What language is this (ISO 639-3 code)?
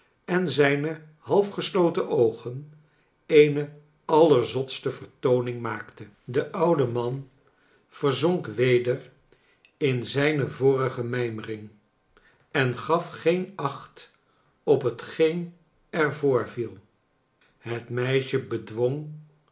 nld